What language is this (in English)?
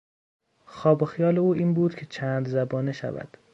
Persian